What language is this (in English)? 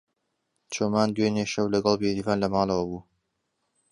Central Kurdish